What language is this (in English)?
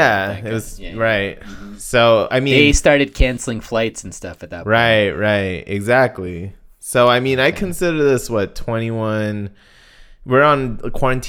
English